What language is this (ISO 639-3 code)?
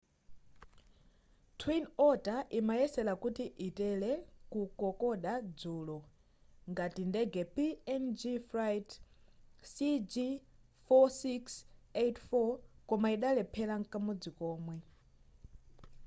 nya